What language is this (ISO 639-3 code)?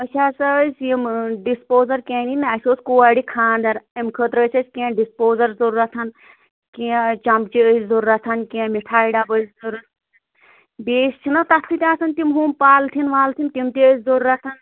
kas